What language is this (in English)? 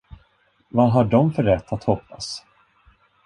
Swedish